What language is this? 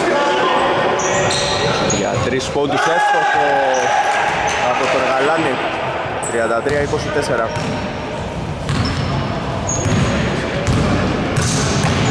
Greek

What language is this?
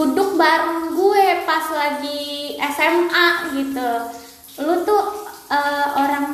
Indonesian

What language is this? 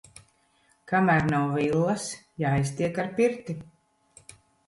Latvian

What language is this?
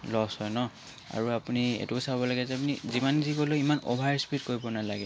Assamese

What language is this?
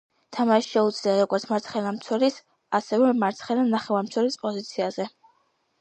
Georgian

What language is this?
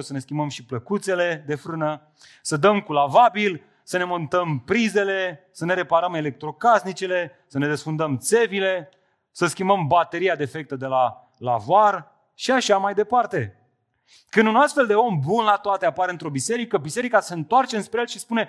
Romanian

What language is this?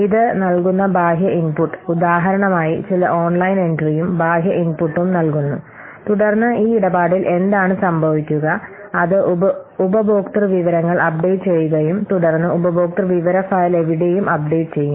Malayalam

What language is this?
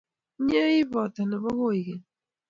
Kalenjin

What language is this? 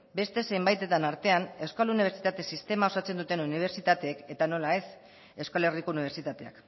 Basque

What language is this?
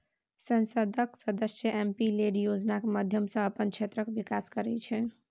Maithili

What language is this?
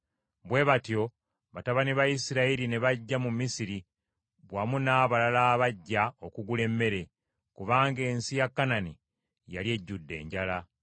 Ganda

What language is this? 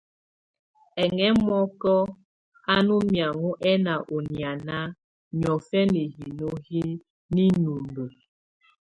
Tunen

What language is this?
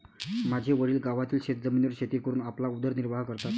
Marathi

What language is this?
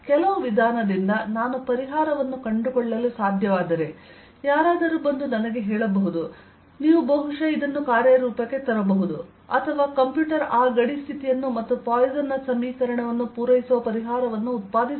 Kannada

